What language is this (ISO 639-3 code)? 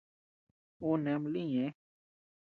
cux